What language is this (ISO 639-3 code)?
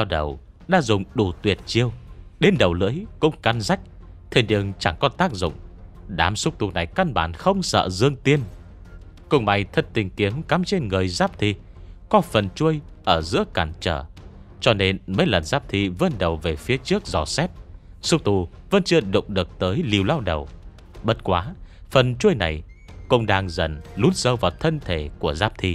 vie